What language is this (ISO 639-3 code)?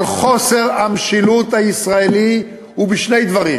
heb